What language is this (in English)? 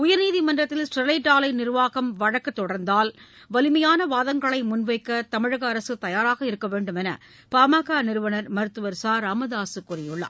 Tamil